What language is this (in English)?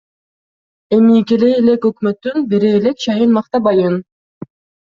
Kyrgyz